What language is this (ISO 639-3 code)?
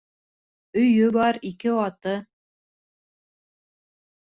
bak